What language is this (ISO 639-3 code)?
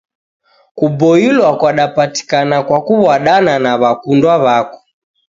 dav